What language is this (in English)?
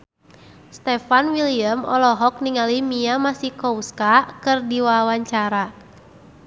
Sundanese